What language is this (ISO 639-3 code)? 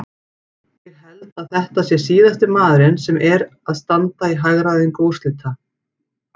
isl